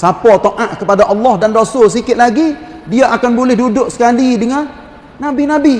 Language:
Malay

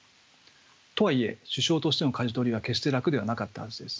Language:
Japanese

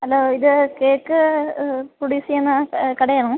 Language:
Malayalam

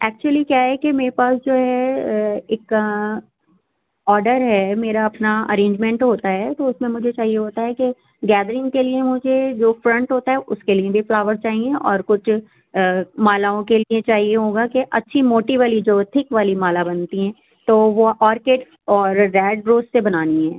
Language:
Urdu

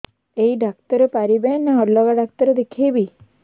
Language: Odia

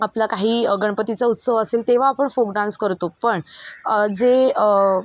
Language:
Marathi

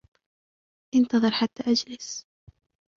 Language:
Arabic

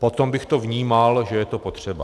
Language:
Czech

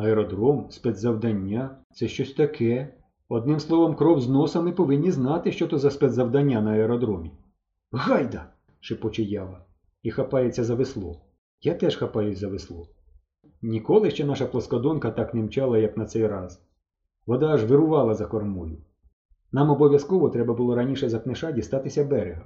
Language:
Ukrainian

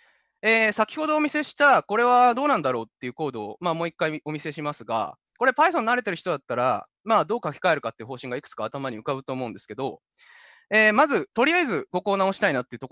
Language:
Japanese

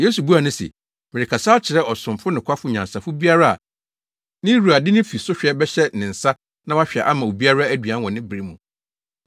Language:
Akan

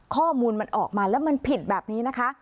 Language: Thai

